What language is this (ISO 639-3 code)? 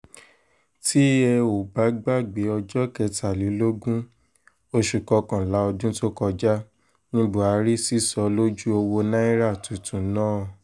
yor